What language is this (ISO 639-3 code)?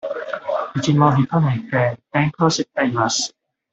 jpn